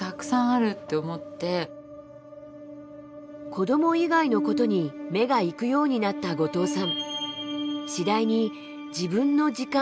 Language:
Japanese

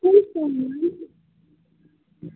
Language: Kashmiri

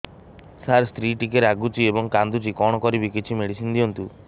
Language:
Odia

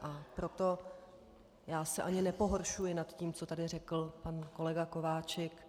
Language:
Czech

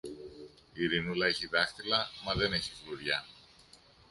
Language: Greek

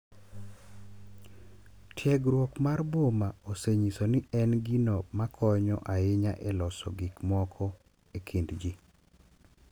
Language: Luo (Kenya and Tanzania)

